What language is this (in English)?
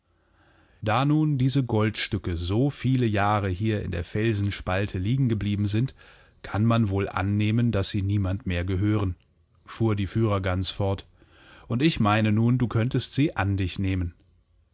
German